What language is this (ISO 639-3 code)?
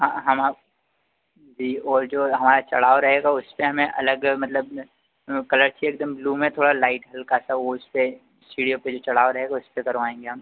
hin